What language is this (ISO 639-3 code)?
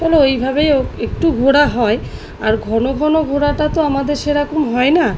ben